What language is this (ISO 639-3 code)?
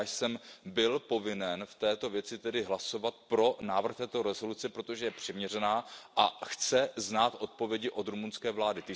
ces